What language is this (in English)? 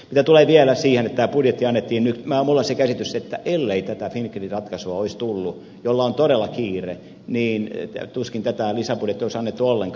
Finnish